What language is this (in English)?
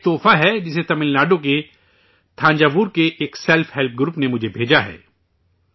Urdu